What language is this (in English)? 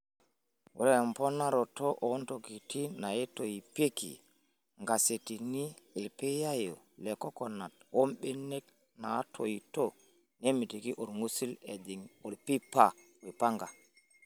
Masai